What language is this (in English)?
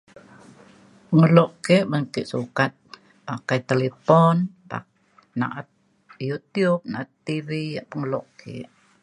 Mainstream Kenyah